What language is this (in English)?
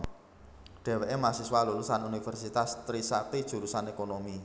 Javanese